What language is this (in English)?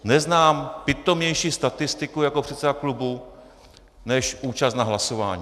Czech